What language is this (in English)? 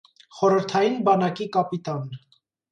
Armenian